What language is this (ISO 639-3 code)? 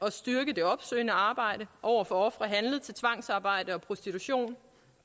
dan